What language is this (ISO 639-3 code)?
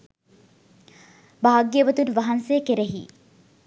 sin